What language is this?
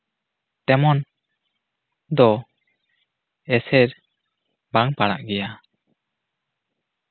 Santali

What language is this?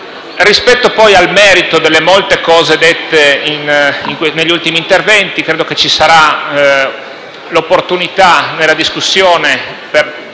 Italian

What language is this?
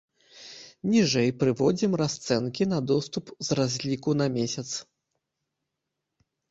Belarusian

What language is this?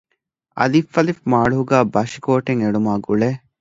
Divehi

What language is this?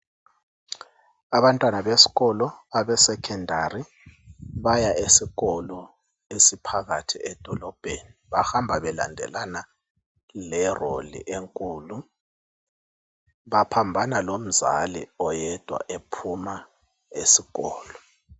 North Ndebele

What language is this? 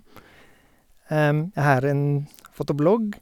Norwegian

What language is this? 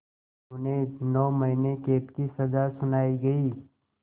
Hindi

